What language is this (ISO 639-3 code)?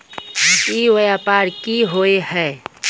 mag